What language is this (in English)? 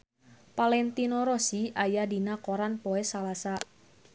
Sundanese